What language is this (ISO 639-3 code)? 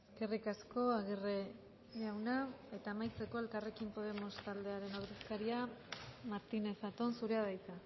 eus